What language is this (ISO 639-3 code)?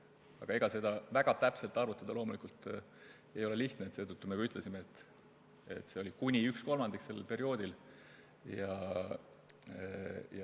est